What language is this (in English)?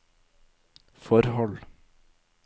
Norwegian